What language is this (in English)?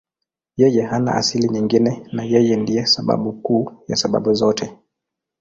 Swahili